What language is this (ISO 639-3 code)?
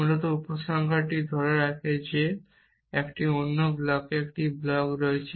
ben